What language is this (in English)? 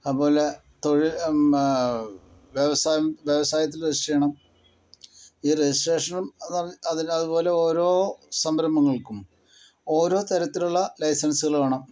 Malayalam